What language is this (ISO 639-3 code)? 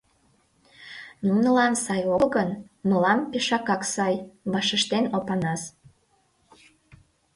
chm